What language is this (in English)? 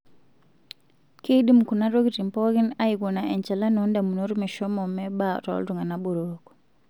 Masai